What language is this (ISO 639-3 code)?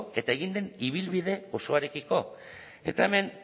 eus